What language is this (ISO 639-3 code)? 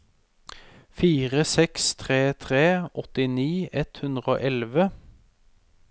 nor